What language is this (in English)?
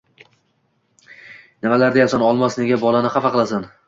Uzbek